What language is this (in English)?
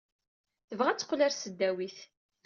Kabyle